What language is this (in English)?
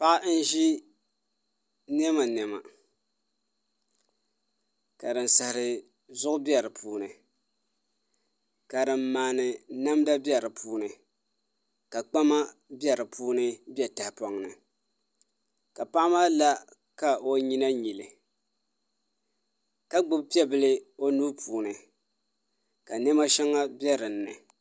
Dagbani